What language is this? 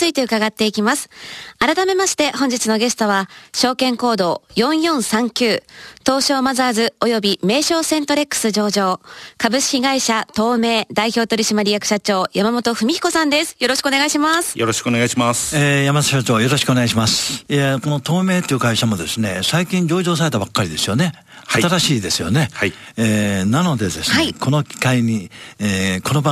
Japanese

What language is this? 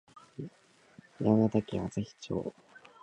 Japanese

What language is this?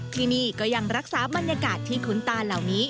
Thai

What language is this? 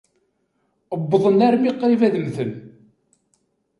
Kabyle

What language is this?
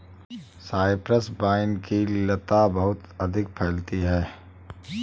Hindi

